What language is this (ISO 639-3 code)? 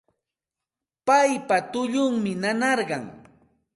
qxt